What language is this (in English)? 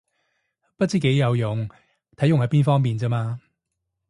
Cantonese